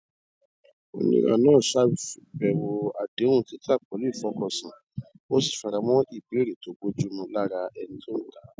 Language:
Yoruba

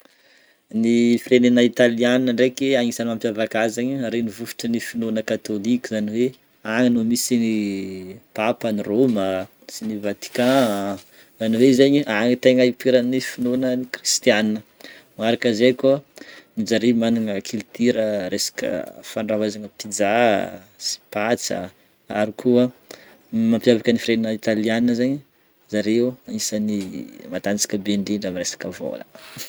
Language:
Northern Betsimisaraka Malagasy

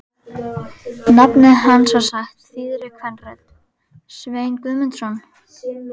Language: Icelandic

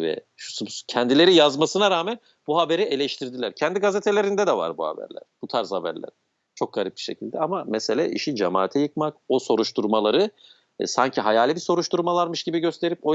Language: Turkish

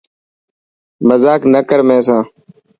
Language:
Dhatki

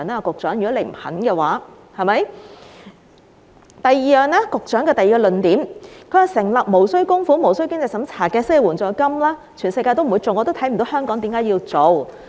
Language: Cantonese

